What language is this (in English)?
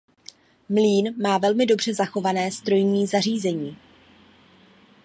Czech